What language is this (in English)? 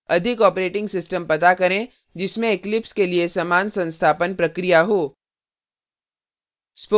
Hindi